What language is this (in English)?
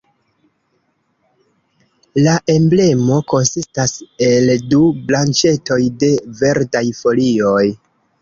Esperanto